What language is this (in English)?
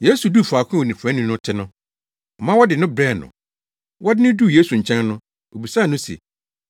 Akan